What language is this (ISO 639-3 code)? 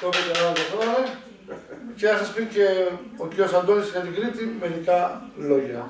ell